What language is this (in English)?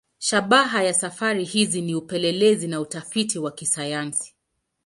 Swahili